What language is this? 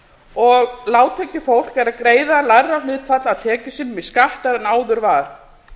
Icelandic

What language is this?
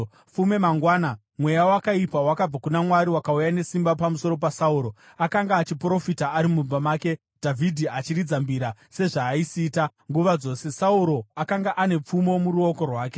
Shona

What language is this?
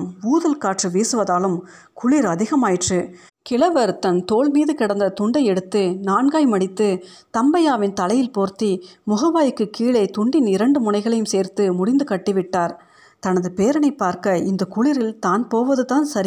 Tamil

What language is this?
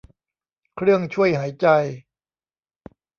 Thai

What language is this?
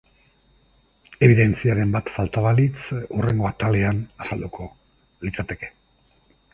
Basque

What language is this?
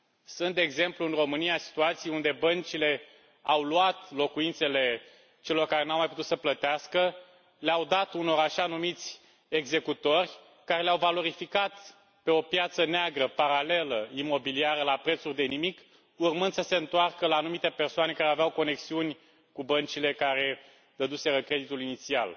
Romanian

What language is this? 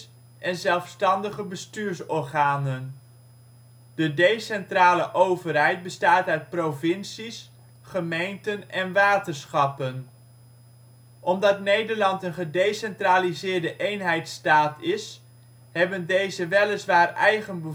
Dutch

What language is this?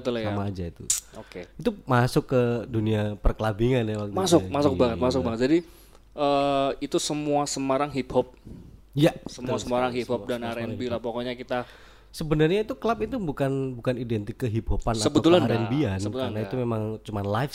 Indonesian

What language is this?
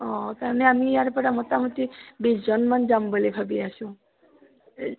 Assamese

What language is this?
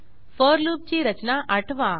Marathi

